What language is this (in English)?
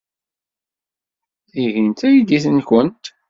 Kabyle